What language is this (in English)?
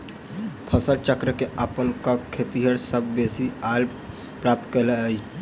Maithili